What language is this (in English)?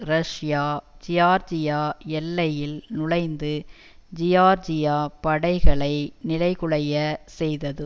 Tamil